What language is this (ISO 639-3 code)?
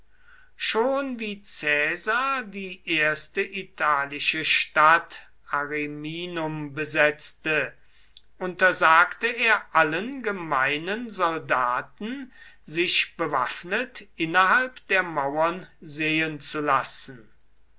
deu